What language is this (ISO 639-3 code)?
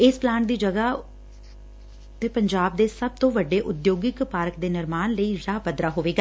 pan